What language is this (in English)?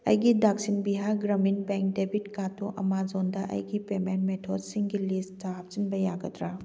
Manipuri